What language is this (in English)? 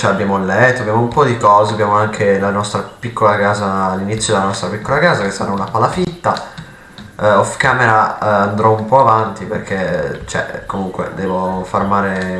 Italian